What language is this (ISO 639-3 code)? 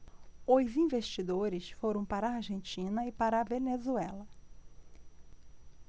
por